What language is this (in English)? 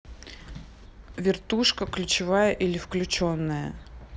Russian